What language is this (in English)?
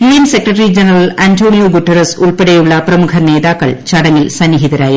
Malayalam